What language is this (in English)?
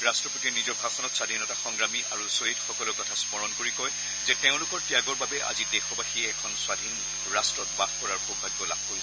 Assamese